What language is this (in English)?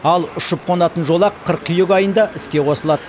Kazakh